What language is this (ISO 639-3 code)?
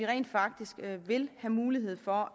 dan